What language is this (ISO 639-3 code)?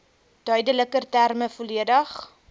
afr